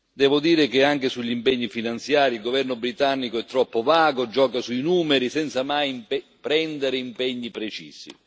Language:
Italian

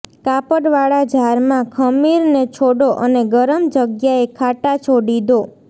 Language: Gujarati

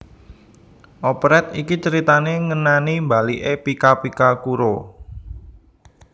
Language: Javanese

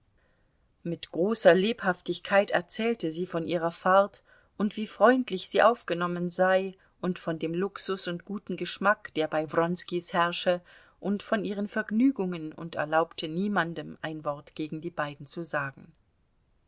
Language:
German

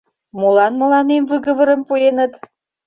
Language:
Mari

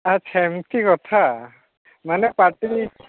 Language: Odia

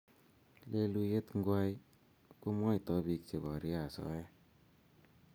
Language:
Kalenjin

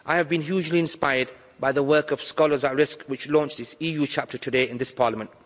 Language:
English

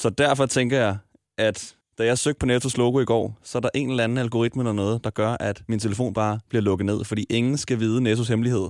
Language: Danish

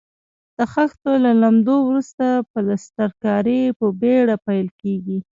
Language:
Pashto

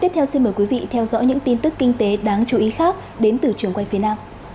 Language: Vietnamese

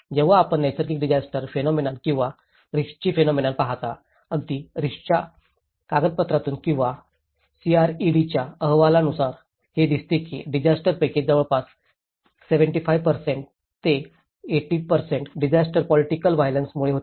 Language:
Marathi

